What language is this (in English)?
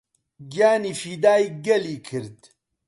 Central Kurdish